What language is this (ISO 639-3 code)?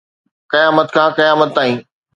snd